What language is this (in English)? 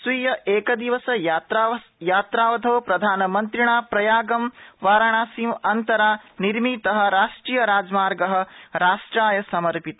Sanskrit